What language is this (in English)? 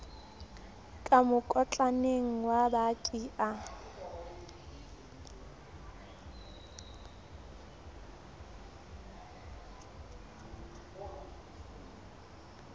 Southern Sotho